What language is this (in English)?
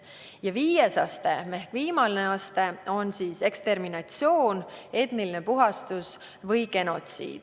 Estonian